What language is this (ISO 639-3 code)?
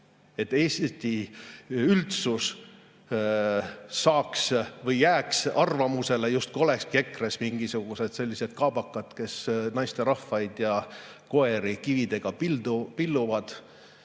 est